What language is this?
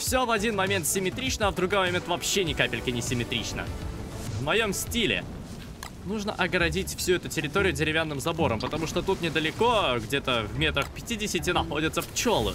Russian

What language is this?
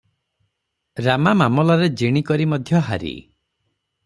Odia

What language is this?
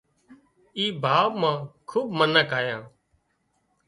Wadiyara Koli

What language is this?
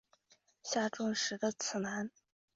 Chinese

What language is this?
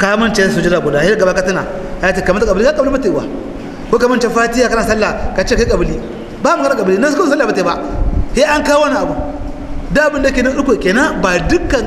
Arabic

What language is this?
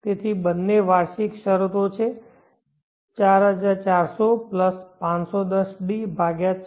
Gujarati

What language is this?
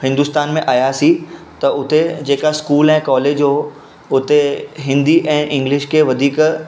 Sindhi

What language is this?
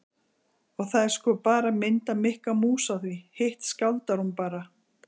Icelandic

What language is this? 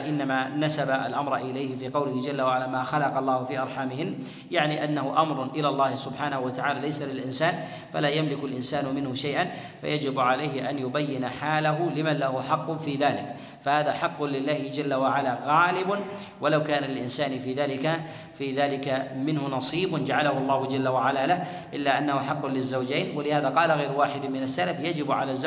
Arabic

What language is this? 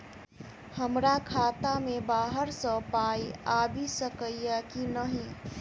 Maithili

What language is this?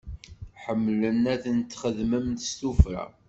Kabyle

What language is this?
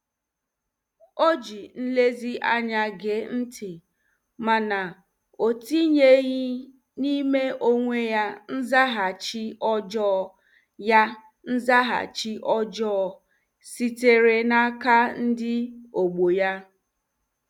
Igbo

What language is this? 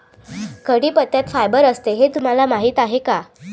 Marathi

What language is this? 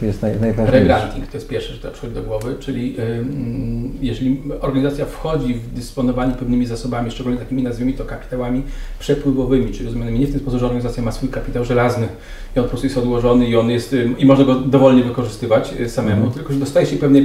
Polish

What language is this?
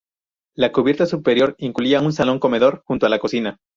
Spanish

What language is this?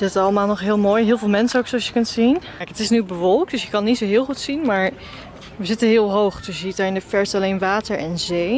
Dutch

